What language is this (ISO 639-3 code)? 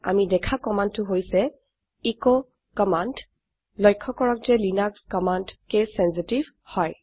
asm